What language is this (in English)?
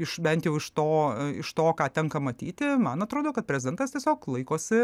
Lithuanian